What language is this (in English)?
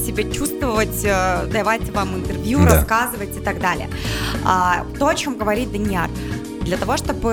Russian